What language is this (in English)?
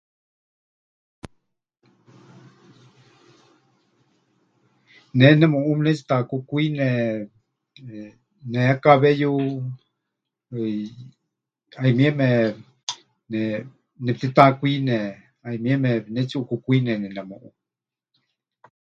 Huichol